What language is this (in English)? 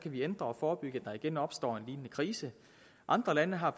Danish